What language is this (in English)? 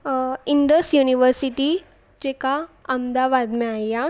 Sindhi